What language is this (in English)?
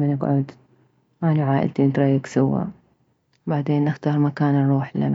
Mesopotamian Arabic